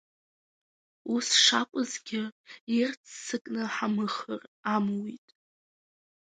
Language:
Abkhazian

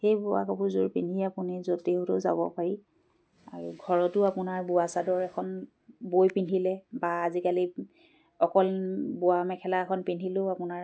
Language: Assamese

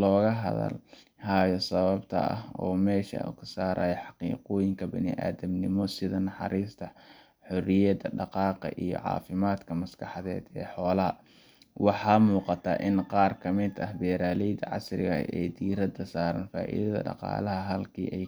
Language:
Somali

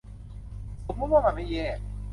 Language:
Thai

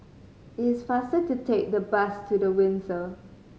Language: English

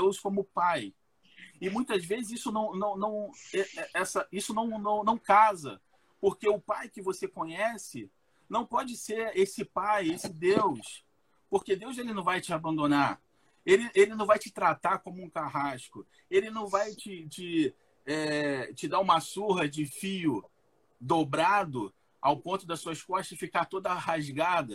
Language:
Portuguese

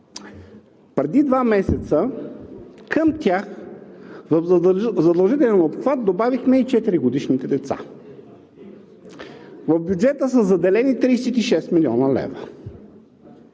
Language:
Bulgarian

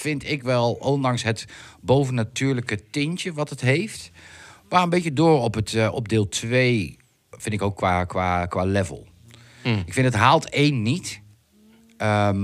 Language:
Dutch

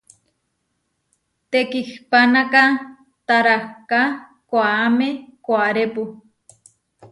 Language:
Huarijio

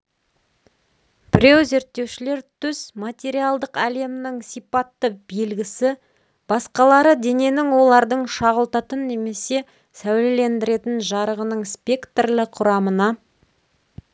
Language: Kazakh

